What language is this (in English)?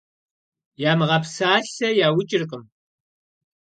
Kabardian